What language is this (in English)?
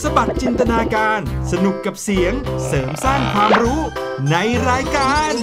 Thai